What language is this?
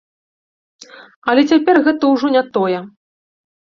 Belarusian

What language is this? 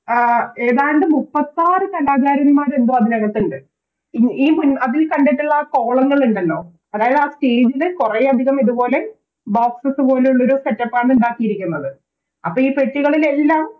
Malayalam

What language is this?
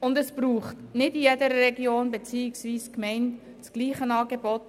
Swiss German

